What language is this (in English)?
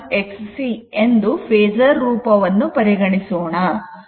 Kannada